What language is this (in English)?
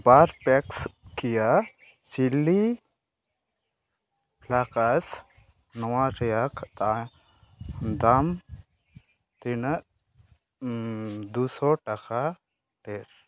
Santali